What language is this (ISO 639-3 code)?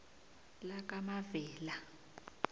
nbl